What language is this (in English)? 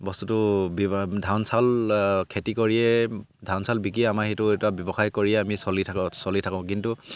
Assamese